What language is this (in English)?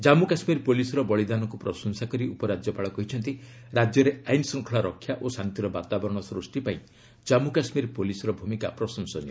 Odia